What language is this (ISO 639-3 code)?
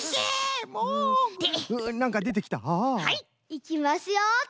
jpn